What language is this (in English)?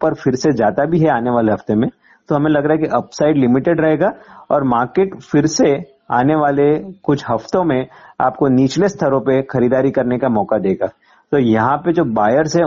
Hindi